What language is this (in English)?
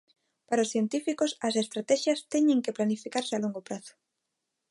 Galician